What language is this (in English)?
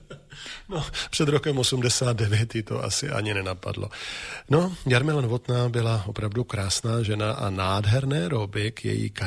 Czech